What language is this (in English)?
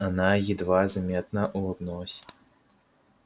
Russian